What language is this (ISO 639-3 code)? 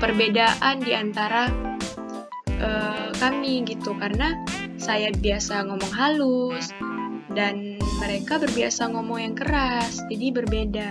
ind